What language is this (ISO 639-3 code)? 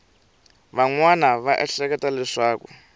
tso